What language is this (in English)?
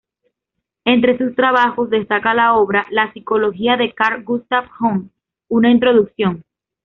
Spanish